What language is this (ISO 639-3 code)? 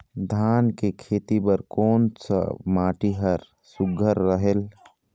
hne